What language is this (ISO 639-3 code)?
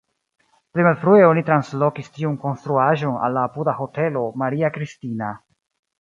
epo